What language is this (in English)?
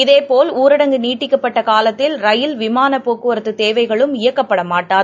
Tamil